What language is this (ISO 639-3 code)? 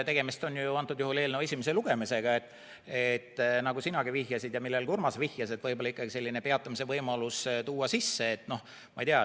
est